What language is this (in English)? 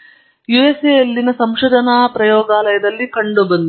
Kannada